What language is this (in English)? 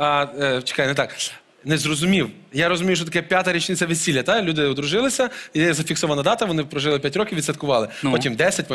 Russian